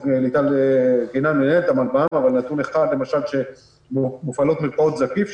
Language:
Hebrew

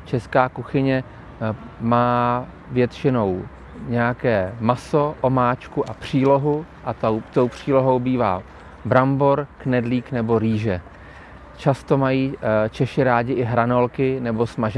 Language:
Czech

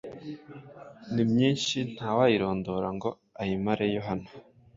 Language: Kinyarwanda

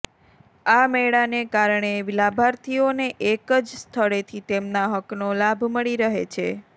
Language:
Gujarati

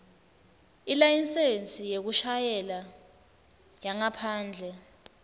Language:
Swati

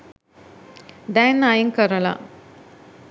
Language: Sinhala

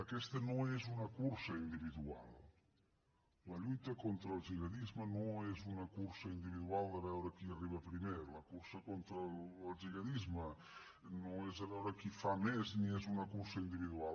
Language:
Catalan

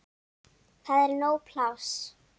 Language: Icelandic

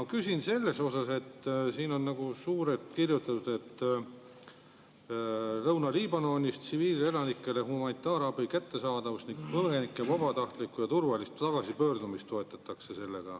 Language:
Estonian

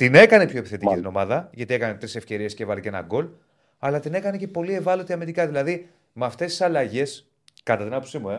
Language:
Greek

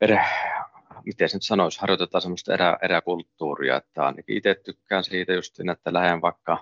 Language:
Finnish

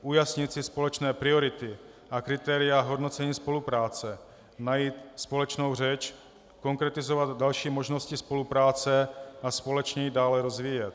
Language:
Czech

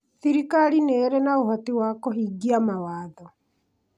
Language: Kikuyu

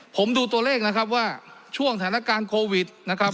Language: Thai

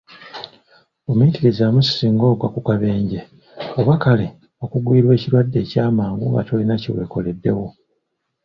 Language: Ganda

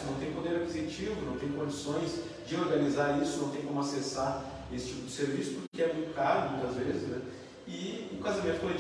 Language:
Portuguese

